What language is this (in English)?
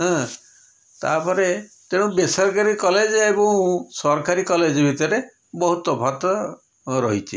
Odia